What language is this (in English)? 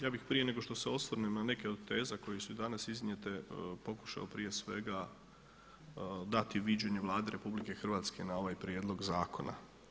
Croatian